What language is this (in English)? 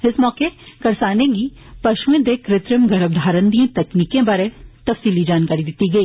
Dogri